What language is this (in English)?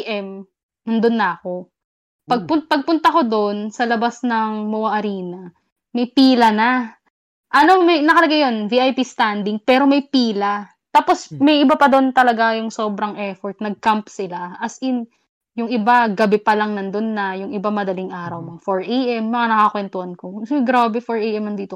Filipino